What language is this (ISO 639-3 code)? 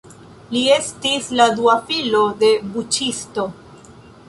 epo